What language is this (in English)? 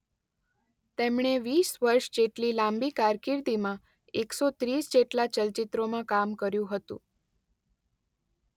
Gujarati